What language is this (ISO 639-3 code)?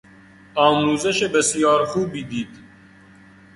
fas